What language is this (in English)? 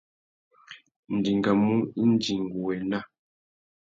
Tuki